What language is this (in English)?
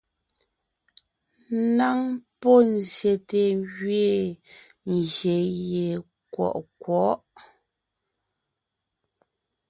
Ngiemboon